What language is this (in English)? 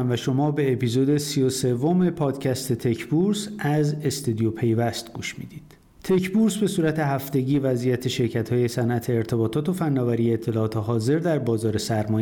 Persian